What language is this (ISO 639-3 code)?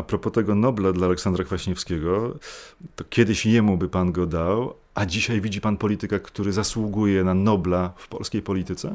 pol